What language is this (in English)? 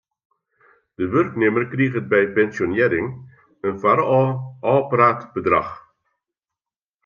Western Frisian